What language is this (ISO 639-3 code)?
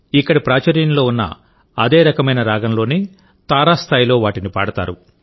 tel